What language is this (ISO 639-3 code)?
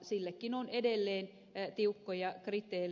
fin